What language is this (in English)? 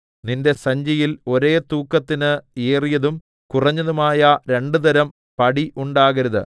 Malayalam